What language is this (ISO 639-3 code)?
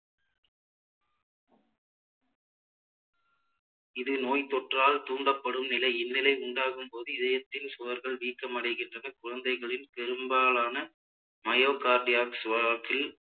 tam